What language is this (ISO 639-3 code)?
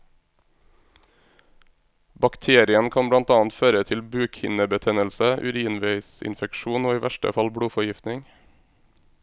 nor